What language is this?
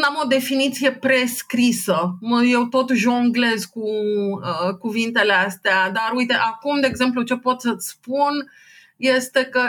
Romanian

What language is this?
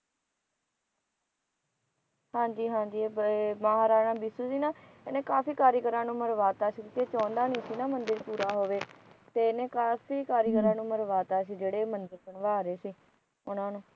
Punjabi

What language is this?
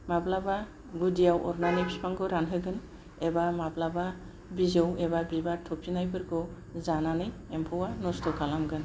Bodo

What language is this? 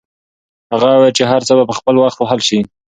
Pashto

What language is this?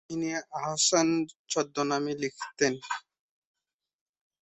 Bangla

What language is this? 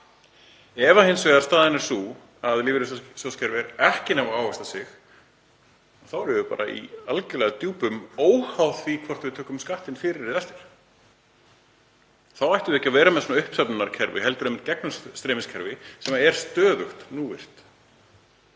Icelandic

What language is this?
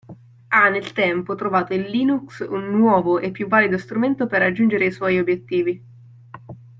Italian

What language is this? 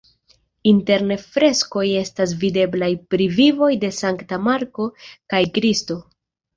Esperanto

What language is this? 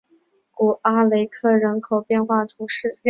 Chinese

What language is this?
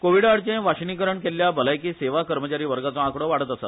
Konkani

